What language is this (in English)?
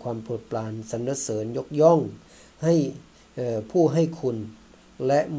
Thai